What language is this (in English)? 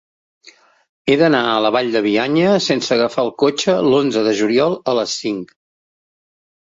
Catalan